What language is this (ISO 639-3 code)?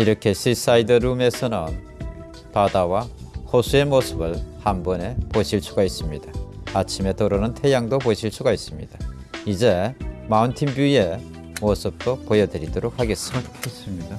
kor